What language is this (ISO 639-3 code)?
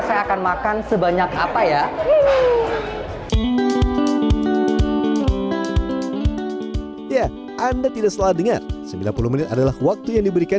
ind